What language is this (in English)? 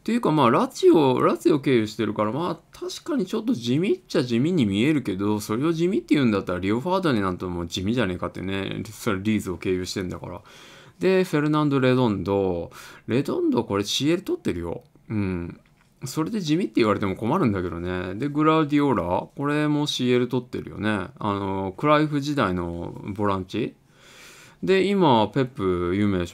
Japanese